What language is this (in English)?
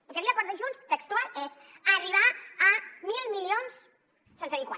Catalan